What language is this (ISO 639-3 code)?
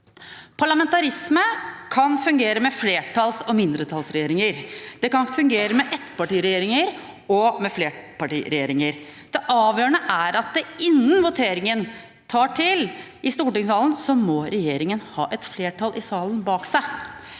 nor